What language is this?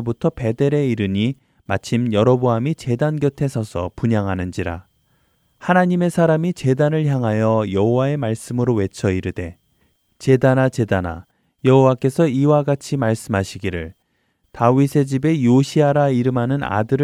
Korean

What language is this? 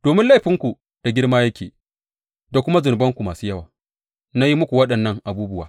Hausa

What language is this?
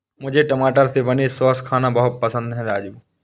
Hindi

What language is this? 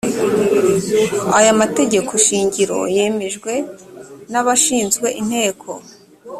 Kinyarwanda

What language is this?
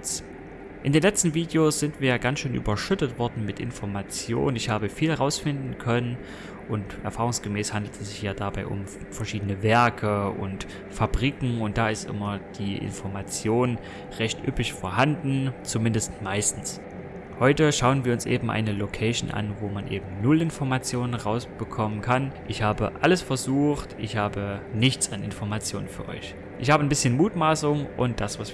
German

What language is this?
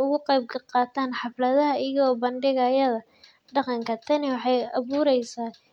Somali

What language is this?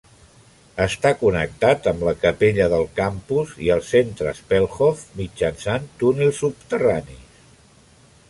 Catalan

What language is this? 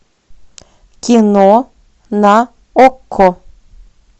Russian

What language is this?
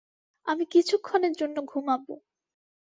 Bangla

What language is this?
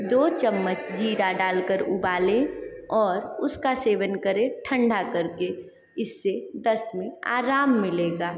Hindi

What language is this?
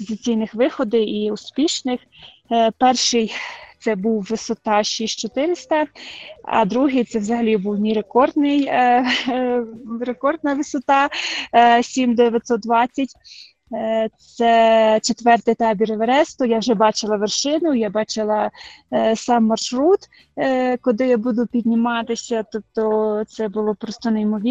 Ukrainian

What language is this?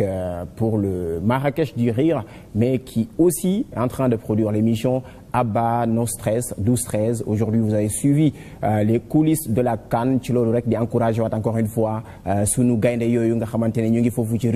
French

